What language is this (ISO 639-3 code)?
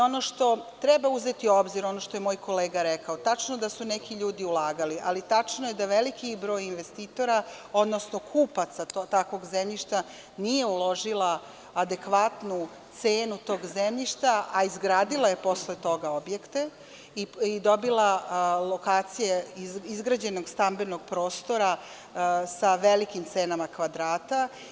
srp